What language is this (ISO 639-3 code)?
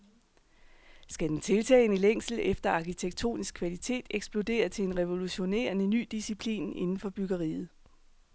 dan